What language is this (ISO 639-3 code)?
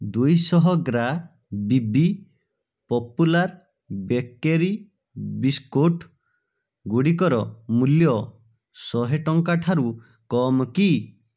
ori